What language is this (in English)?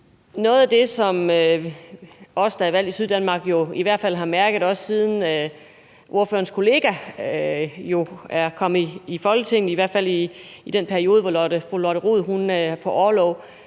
Danish